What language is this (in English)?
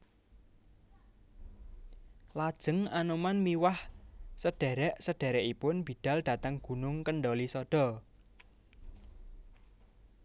Javanese